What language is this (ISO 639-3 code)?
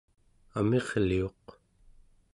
esu